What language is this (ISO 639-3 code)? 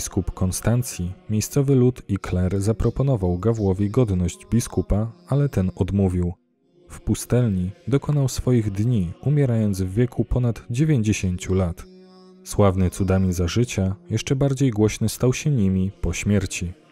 pol